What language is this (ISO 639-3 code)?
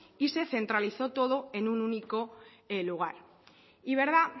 spa